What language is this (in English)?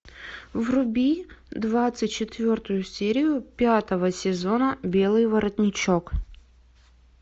Russian